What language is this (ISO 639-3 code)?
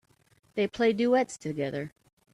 eng